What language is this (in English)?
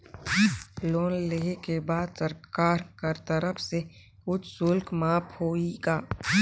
Chhattisgarhi